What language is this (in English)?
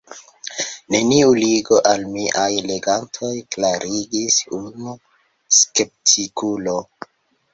Esperanto